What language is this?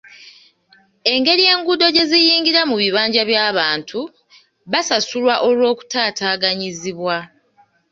Ganda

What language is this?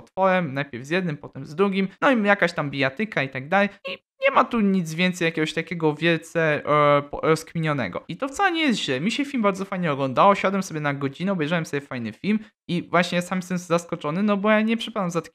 Polish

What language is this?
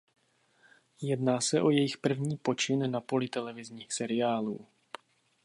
Czech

